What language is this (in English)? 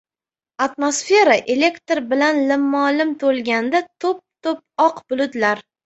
Uzbek